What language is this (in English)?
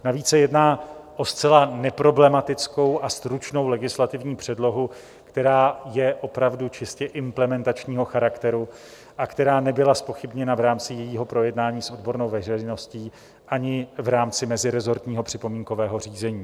Czech